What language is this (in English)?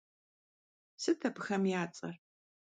Kabardian